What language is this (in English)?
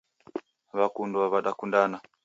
Taita